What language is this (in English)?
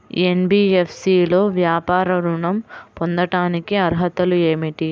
Telugu